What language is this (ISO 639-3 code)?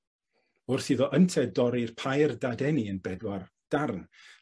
cym